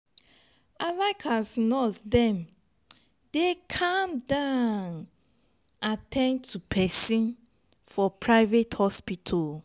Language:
Nigerian Pidgin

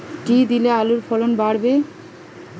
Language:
Bangla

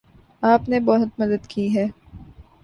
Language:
Urdu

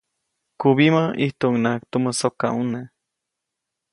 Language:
Copainalá Zoque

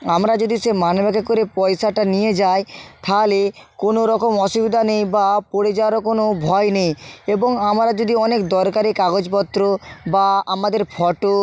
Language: Bangla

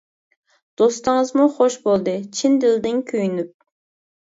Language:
Uyghur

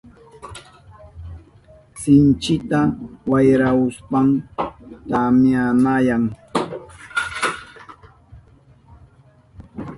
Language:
Southern Pastaza Quechua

